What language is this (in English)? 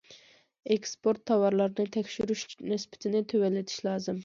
Uyghur